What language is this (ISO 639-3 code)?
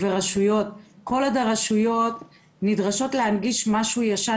heb